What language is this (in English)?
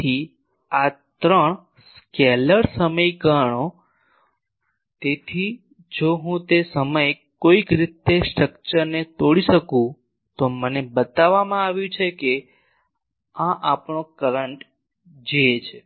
Gujarati